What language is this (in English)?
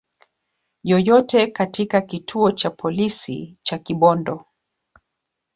Swahili